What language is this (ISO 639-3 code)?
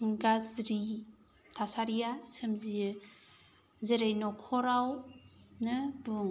brx